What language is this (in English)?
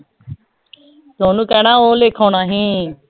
Punjabi